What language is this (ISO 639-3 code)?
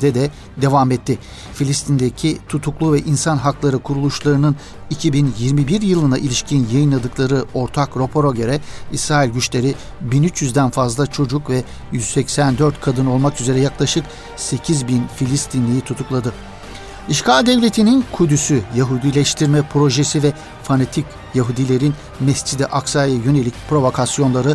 tur